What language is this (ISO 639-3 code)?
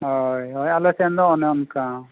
sat